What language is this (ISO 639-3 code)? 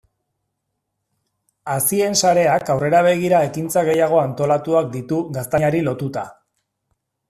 eus